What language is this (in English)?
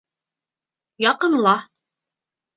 Bashkir